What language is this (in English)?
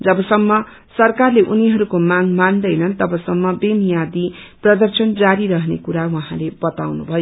Nepali